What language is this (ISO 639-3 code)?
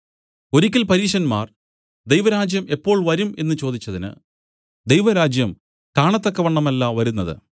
mal